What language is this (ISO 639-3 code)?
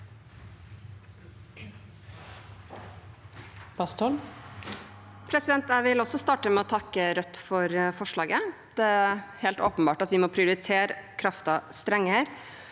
nor